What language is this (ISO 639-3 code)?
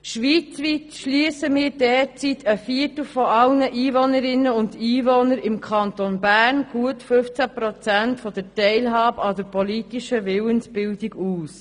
gsw